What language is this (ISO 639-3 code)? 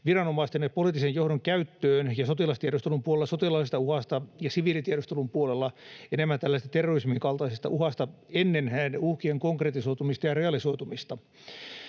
fin